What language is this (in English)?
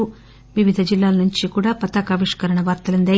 Telugu